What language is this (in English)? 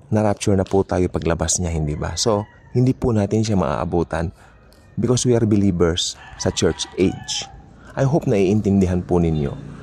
Filipino